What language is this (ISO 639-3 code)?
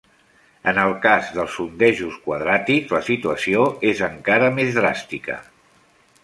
cat